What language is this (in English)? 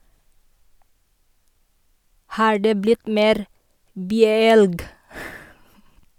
Norwegian